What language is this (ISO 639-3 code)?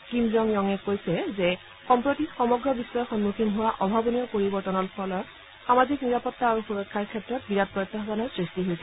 asm